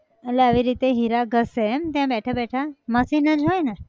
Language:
Gujarati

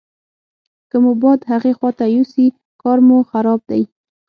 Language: Pashto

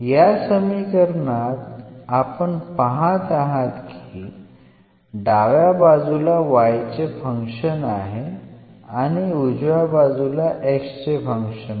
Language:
Marathi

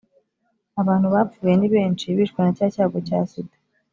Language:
Kinyarwanda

